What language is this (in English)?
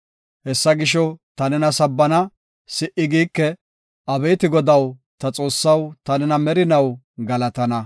Gofa